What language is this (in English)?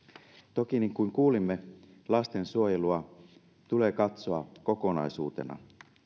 Finnish